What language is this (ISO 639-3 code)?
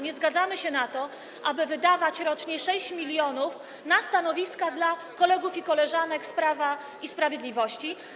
pol